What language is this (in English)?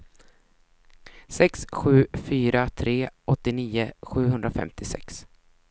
Swedish